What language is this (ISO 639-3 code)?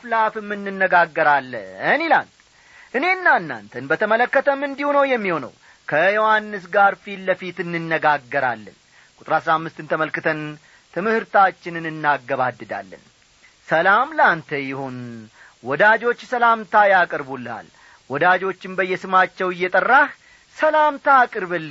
amh